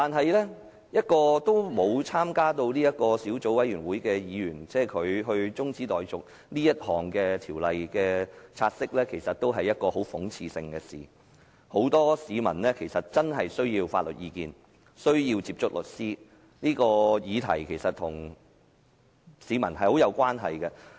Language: Cantonese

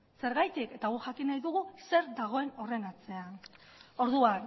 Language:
Basque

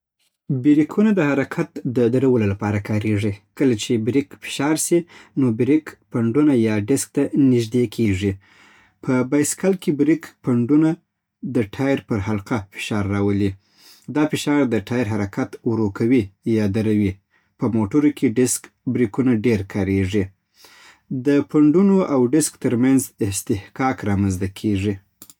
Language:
Southern Pashto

